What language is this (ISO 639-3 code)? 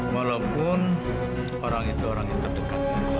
ind